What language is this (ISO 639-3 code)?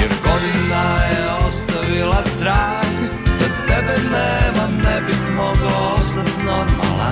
hrv